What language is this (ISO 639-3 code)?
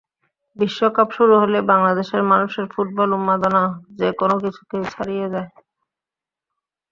ben